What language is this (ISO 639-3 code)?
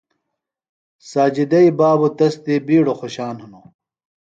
phl